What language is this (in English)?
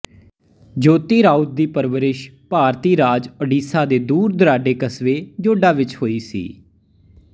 Punjabi